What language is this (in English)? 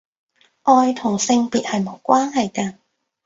Cantonese